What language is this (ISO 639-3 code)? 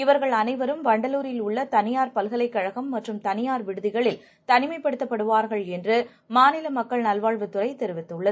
tam